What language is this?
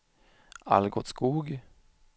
Swedish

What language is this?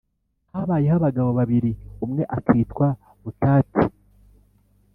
Kinyarwanda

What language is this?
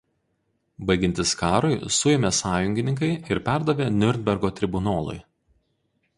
Lithuanian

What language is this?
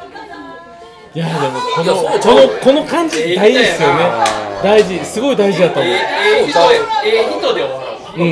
Japanese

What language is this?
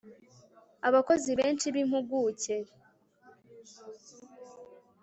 Kinyarwanda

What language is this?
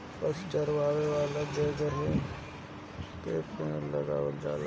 Bhojpuri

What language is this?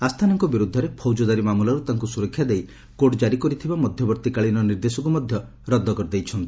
Odia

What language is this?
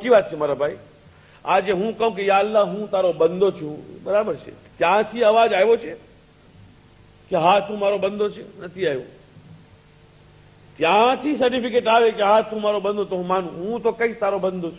Hindi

